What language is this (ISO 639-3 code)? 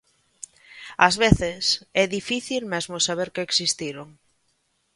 glg